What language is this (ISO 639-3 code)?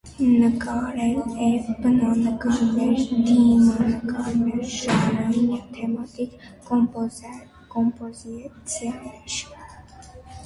hye